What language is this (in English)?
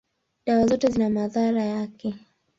Swahili